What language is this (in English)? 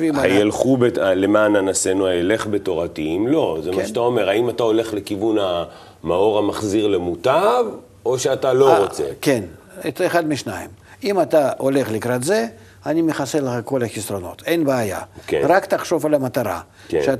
Hebrew